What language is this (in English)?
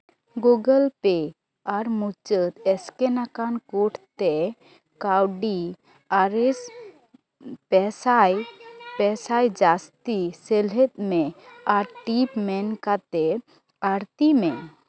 Santali